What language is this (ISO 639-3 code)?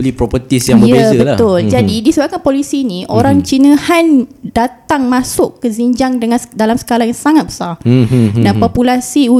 msa